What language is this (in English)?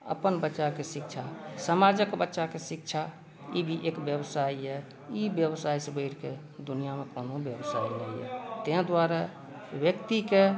Maithili